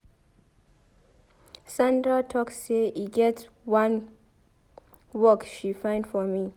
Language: Nigerian Pidgin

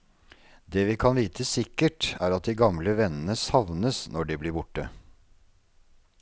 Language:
Norwegian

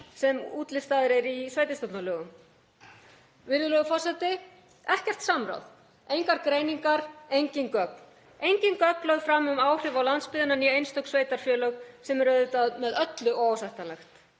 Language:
Icelandic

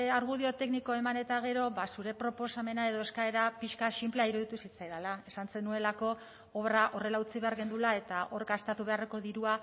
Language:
Basque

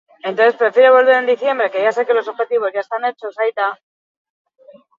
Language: Basque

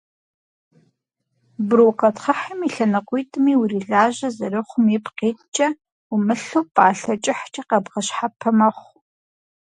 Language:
Kabardian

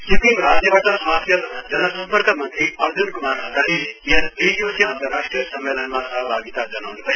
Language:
Nepali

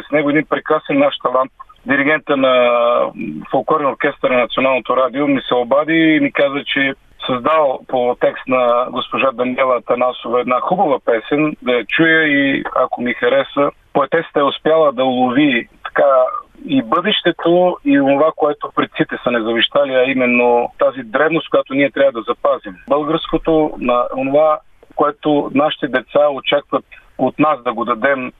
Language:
Bulgarian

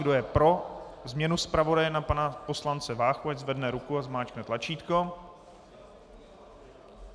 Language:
Czech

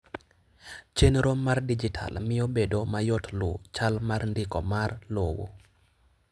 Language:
Luo (Kenya and Tanzania)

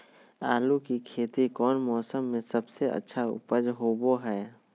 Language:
Magahi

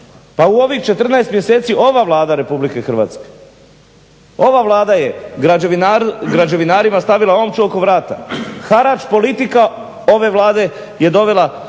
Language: Croatian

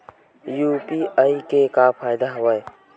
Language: Chhattisgarhi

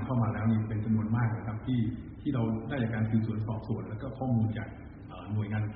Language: Thai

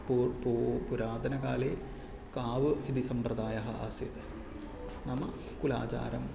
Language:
Sanskrit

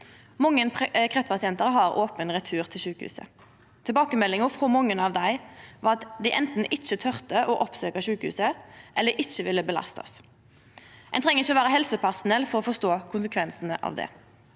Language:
Norwegian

